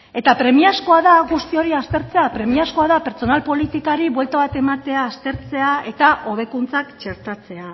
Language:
Basque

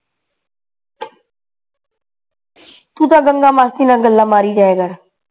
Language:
Punjabi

